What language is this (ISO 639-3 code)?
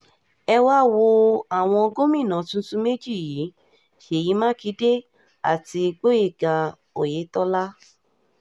yor